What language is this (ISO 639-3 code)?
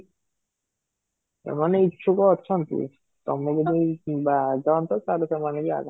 ori